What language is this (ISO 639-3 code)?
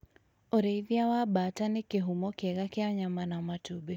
kik